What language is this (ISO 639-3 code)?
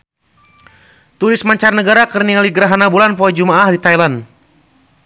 sun